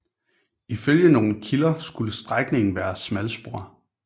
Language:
Danish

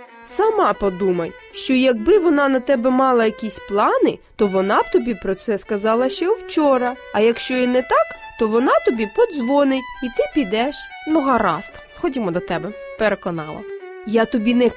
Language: Ukrainian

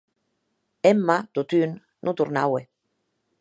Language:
Occitan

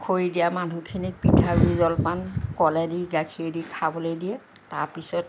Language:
Assamese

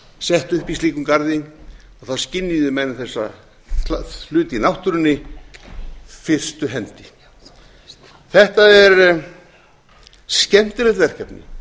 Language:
Icelandic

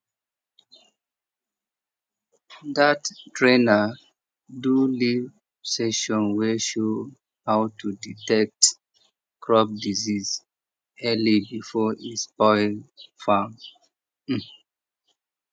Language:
Nigerian Pidgin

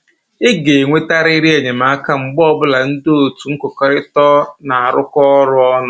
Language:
Igbo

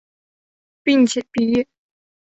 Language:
Chinese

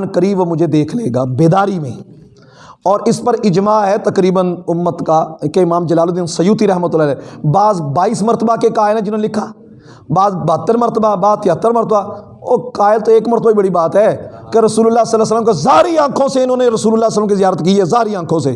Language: Urdu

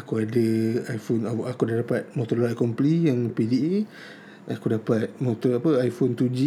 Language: Malay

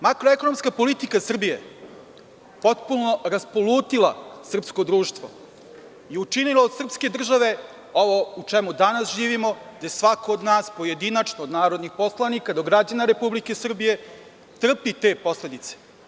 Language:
Serbian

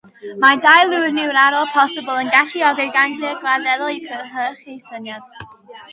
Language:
Welsh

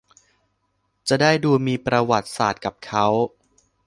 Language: Thai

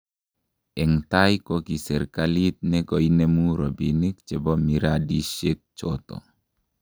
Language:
Kalenjin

